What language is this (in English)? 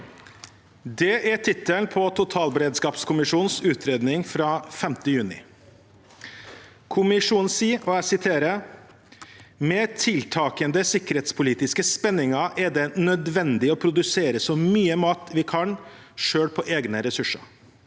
Norwegian